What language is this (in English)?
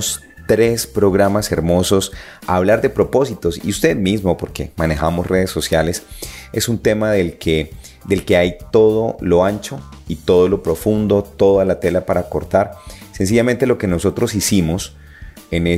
Spanish